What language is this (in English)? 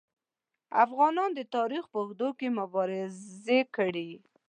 Pashto